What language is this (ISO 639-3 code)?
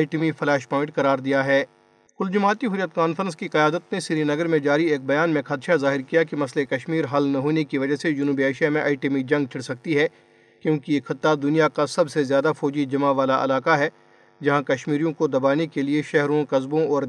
urd